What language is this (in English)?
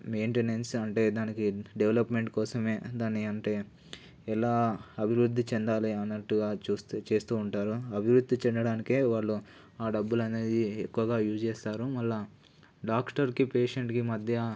Telugu